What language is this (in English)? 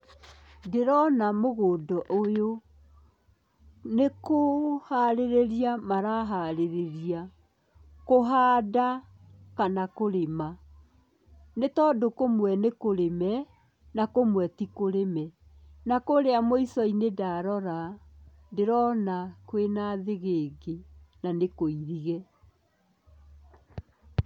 Kikuyu